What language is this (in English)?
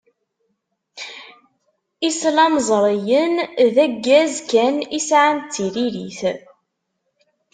Kabyle